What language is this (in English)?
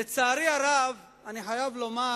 Hebrew